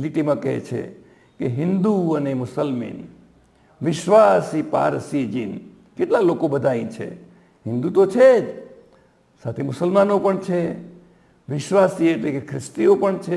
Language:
Gujarati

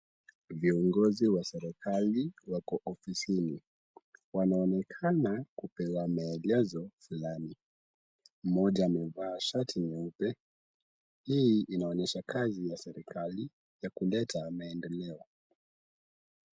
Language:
Swahili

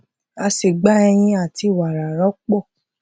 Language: Yoruba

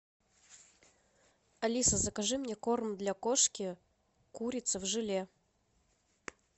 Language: Russian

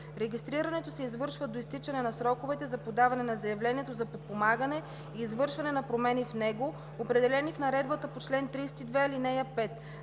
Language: Bulgarian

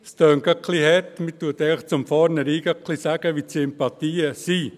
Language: Swiss German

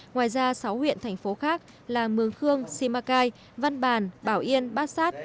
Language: Vietnamese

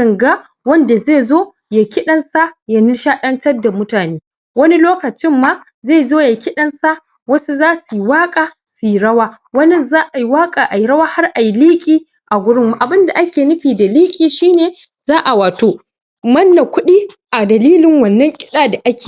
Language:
Hausa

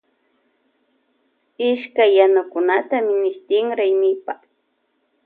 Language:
Loja Highland Quichua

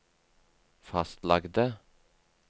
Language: Norwegian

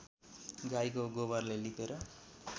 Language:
Nepali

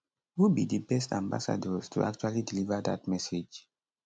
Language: Nigerian Pidgin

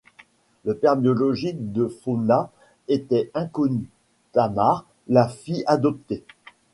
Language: French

